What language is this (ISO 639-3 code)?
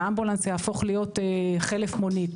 heb